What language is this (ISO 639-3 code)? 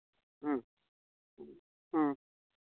sat